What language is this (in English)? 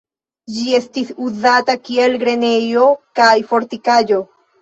Esperanto